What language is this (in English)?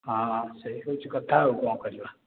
Odia